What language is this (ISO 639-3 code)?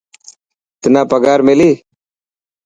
mki